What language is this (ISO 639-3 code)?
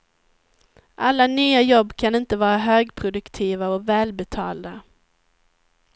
swe